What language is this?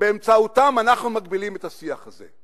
Hebrew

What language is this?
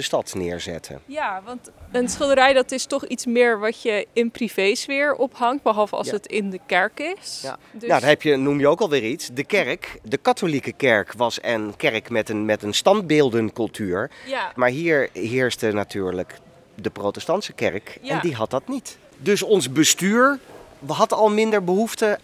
Dutch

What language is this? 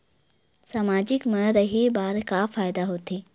Chhattisgarhi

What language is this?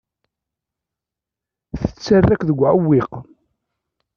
Kabyle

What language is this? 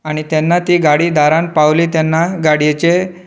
Konkani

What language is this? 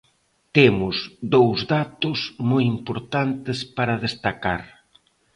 Galician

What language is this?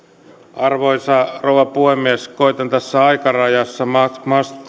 Finnish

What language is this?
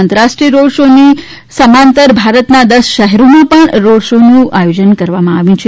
Gujarati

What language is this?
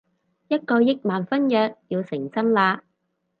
Cantonese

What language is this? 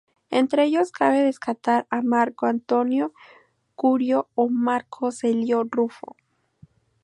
Spanish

